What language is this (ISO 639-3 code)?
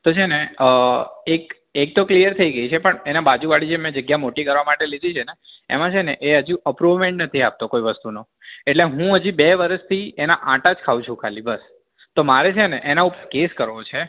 guj